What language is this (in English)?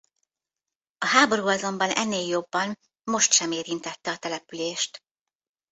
Hungarian